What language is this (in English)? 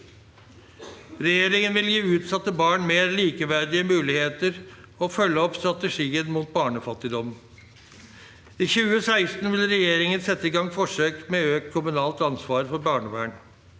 Norwegian